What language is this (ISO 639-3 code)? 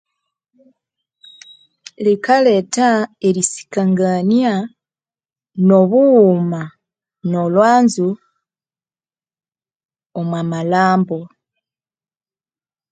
koo